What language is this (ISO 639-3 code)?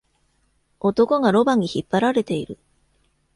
jpn